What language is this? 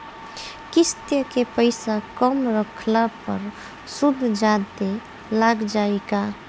Bhojpuri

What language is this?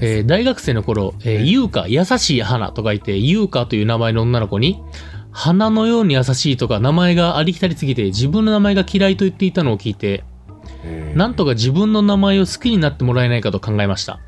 Japanese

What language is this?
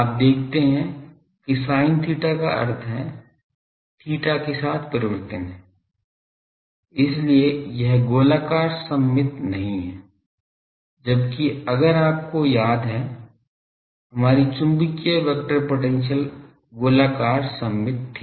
Hindi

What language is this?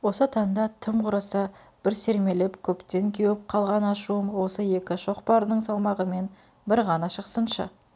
Kazakh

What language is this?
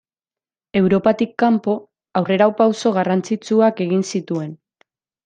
Basque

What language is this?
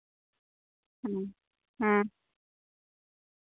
Santali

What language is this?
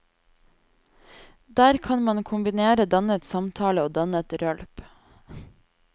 Norwegian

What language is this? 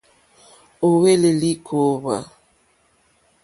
Mokpwe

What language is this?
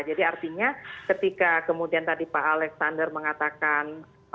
Indonesian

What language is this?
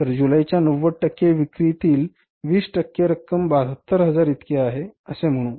Marathi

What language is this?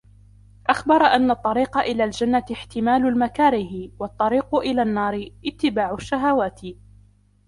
Arabic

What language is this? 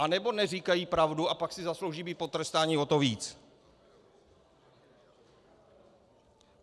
Czech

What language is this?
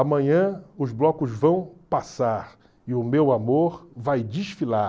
Portuguese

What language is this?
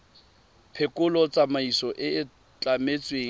Tswana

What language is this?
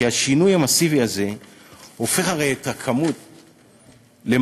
Hebrew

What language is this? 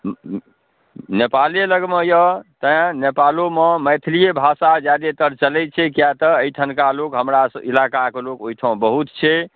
Maithili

